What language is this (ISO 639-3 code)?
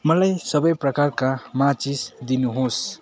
nep